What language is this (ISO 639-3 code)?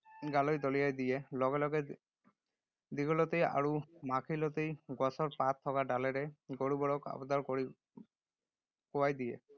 asm